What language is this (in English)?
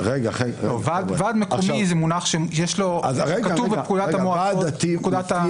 Hebrew